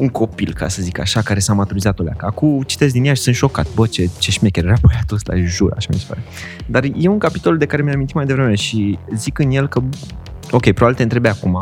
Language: Romanian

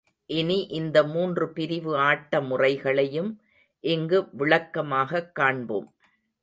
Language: Tamil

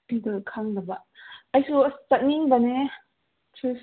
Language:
Manipuri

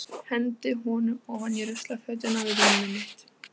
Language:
Icelandic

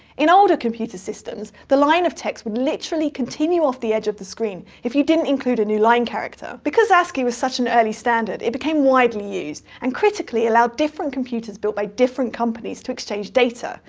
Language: English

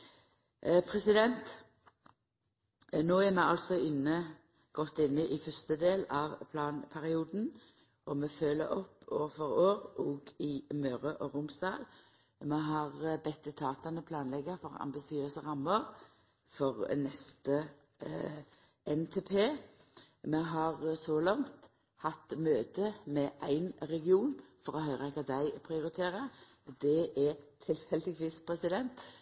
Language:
Norwegian Nynorsk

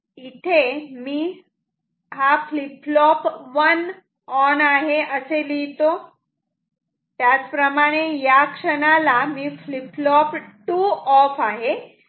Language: Marathi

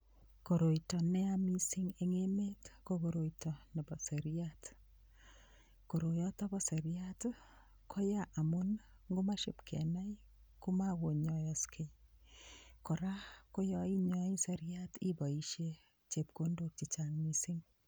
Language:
Kalenjin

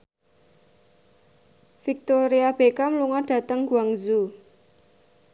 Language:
Javanese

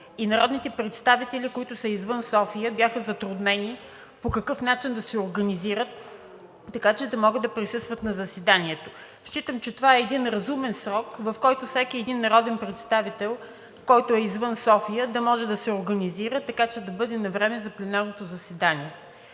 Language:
Bulgarian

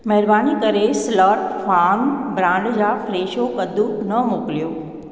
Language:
Sindhi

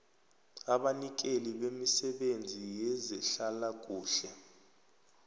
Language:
South Ndebele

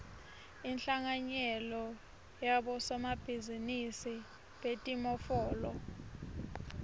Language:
Swati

